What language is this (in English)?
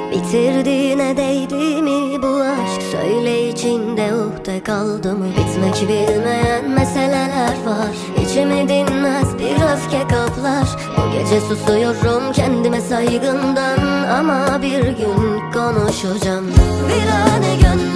Turkish